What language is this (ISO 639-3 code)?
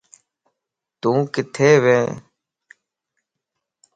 lss